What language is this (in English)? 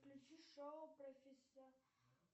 Russian